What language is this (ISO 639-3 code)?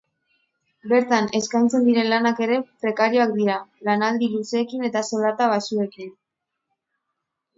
eus